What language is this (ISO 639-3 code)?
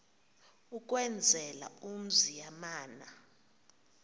xho